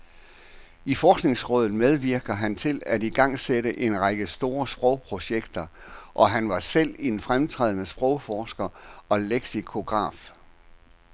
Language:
Danish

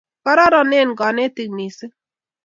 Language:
Kalenjin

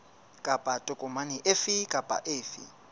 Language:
Southern Sotho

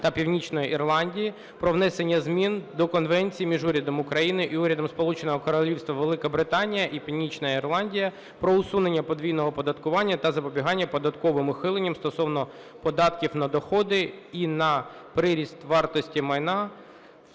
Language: Ukrainian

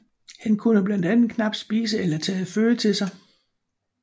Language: Danish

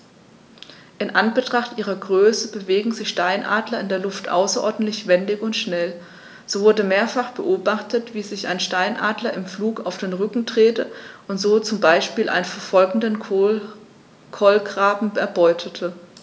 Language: German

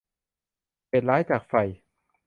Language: Thai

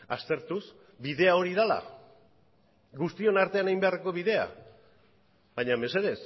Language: Basque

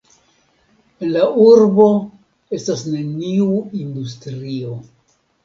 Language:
Esperanto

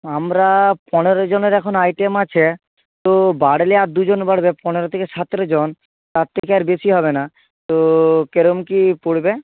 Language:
Bangla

